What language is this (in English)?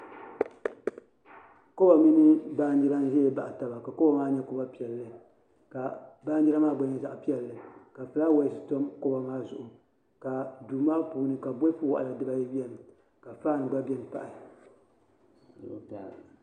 Dagbani